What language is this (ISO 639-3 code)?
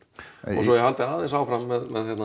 isl